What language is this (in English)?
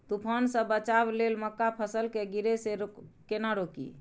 Maithili